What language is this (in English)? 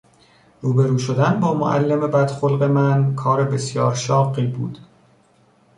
Persian